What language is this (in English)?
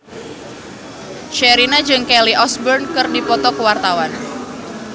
Sundanese